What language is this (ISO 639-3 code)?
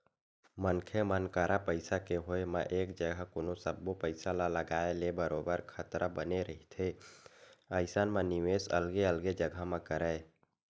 hne